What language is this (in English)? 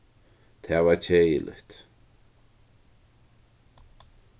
Faroese